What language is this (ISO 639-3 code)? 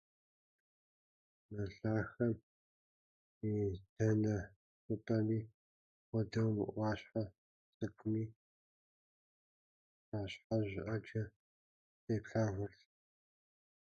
kbd